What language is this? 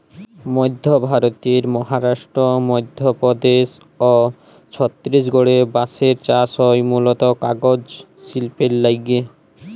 Bangla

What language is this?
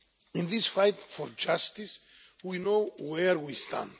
English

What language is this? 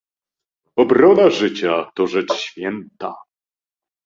Polish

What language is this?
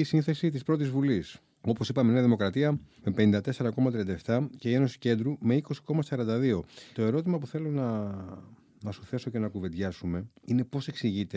Greek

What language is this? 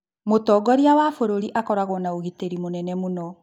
Kikuyu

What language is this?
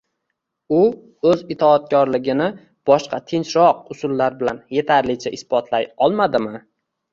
Uzbek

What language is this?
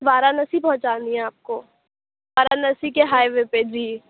Urdu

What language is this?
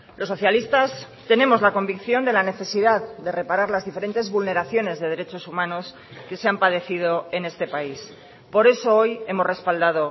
Spanish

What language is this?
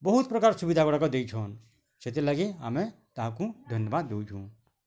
Odia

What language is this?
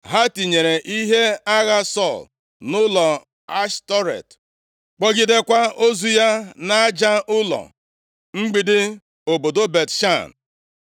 Igbo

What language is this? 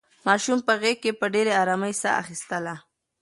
Pashto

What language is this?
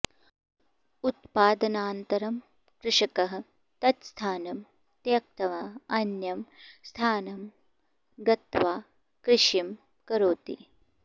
Sanskrit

